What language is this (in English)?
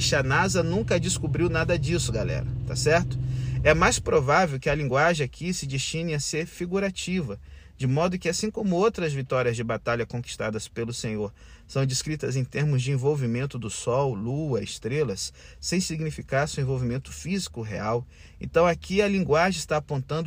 Portuguese